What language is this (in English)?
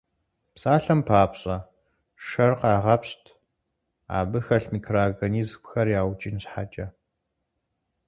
Kabardian